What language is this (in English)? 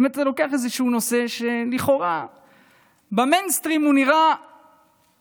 Hebrew